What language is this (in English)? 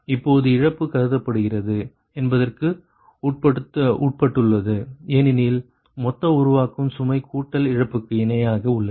Tamil